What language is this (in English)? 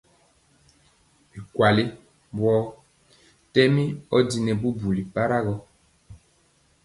Mpiemo